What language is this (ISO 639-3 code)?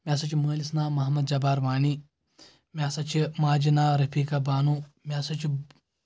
kas